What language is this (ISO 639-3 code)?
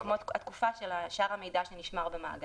heb